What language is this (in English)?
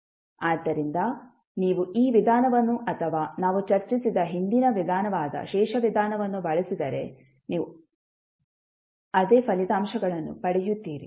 Kannada